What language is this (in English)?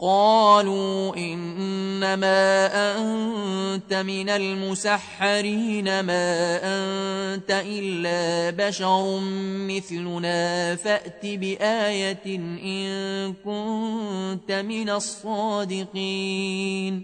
Arabic